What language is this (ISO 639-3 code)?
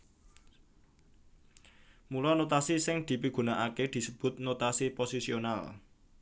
jav